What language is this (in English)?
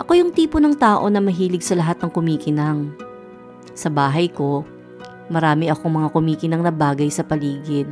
Filipino